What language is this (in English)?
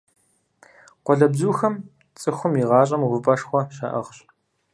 Kabardian